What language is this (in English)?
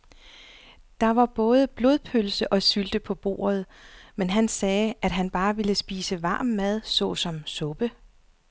Danish